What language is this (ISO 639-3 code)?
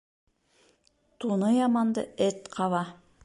bak